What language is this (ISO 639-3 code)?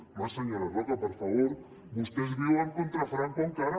cat